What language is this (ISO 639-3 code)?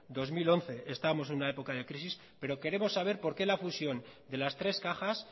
spa